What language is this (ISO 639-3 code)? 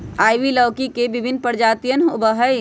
mag